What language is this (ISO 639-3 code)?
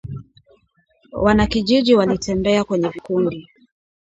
swa